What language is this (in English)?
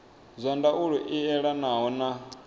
Venda